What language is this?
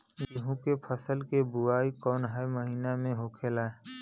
Bhojpuri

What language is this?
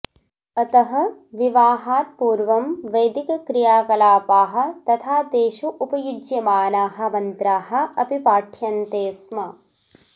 Sanskrit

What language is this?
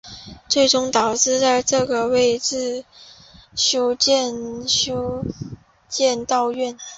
Chinese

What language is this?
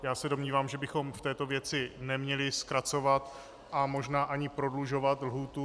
Czech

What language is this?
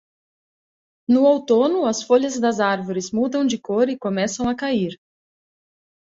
Portuguese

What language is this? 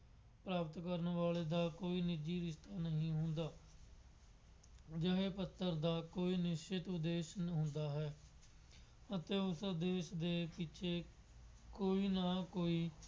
Punjabi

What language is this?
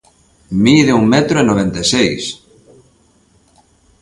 Galician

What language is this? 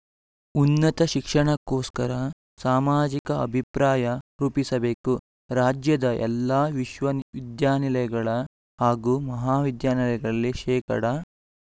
Kannada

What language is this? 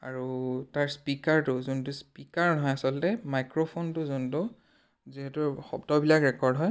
Assamese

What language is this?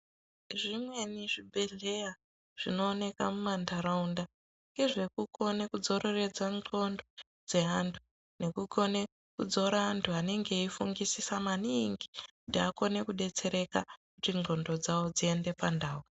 Ndau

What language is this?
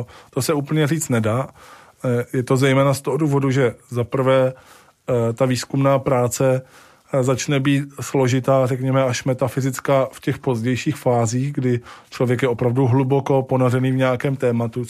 Czech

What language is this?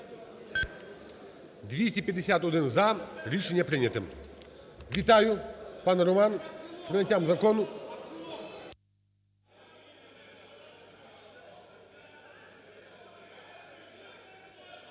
Ukrainian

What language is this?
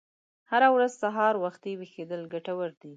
Pashto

